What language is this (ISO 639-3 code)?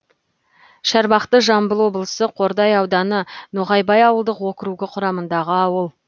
kaz